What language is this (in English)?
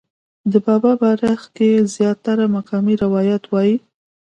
Pashto